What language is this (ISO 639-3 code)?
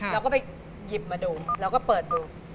tha